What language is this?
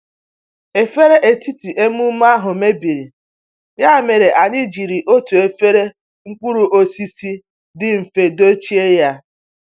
Igbo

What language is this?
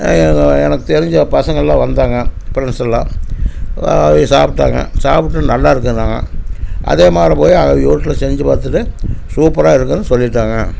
Tamil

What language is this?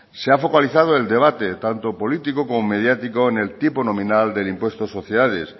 Spanish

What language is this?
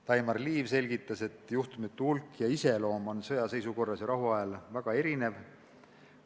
Estonian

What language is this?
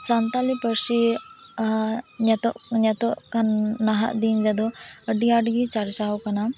Santali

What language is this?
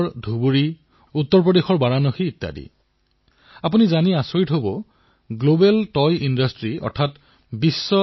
Assamese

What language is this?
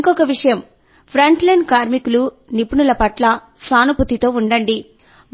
Telugu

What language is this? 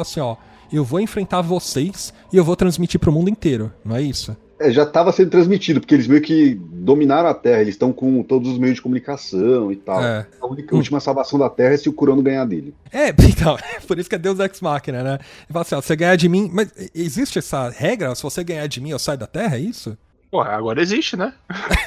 Portuguese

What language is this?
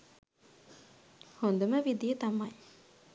Sinhala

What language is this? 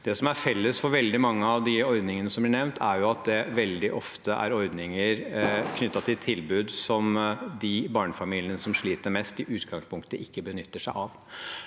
Norwegian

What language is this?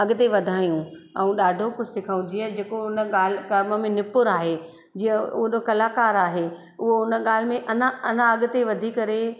Sindhi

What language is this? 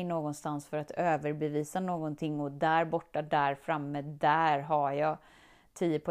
Swedish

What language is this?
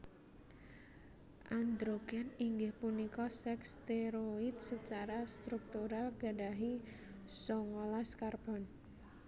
Javanese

